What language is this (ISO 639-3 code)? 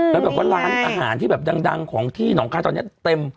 tha